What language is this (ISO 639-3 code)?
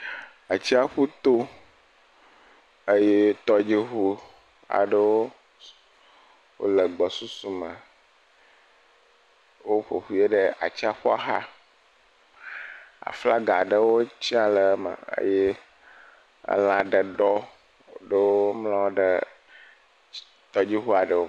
ewe